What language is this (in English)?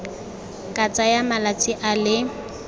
Tswana